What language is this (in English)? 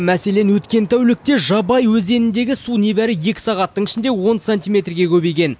Kazakh